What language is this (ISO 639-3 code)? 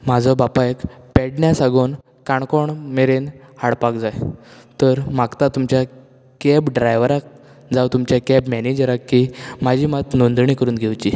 kok